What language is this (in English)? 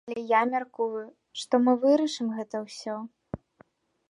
Belarusian